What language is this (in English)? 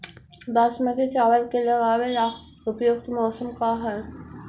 Magahi